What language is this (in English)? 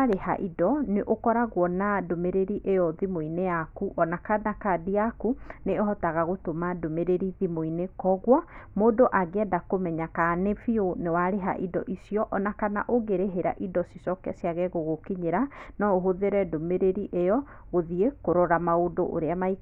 Kikuyu